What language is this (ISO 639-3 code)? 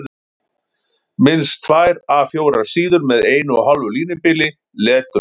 isl